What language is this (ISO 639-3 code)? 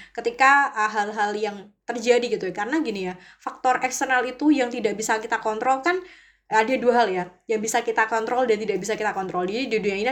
ind